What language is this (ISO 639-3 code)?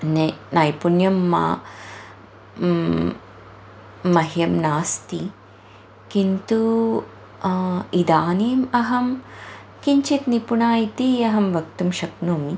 san